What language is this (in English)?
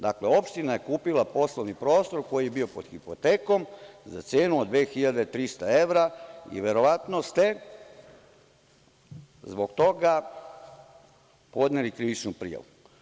Serbian